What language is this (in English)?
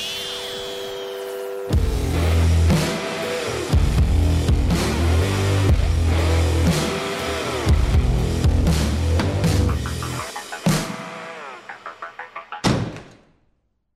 Japanese